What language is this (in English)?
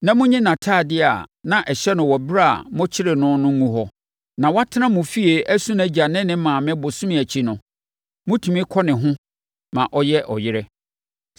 Akan